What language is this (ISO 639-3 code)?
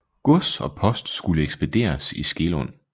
dan